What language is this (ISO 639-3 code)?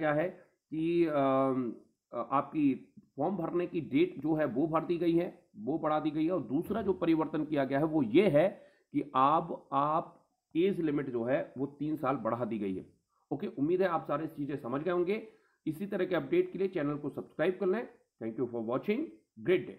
hin